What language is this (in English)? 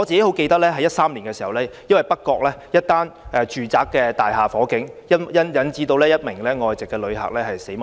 Cantonese